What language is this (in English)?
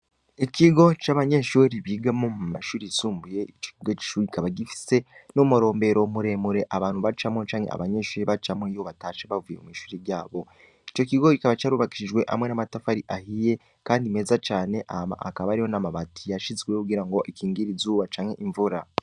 Rundi